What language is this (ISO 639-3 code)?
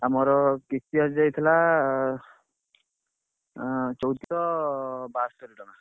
ori